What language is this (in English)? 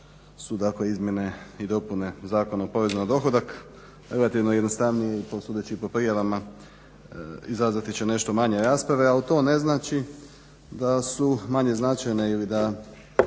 Croatian